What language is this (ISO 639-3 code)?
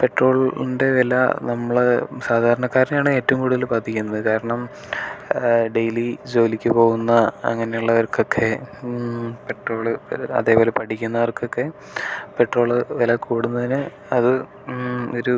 mal